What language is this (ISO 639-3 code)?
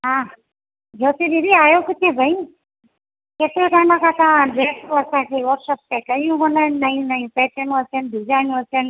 snd